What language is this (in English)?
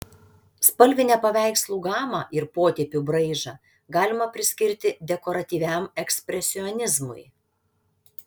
Lithuanian